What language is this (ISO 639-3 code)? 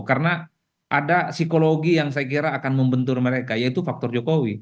ind